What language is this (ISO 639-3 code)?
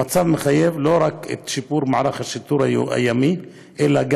heb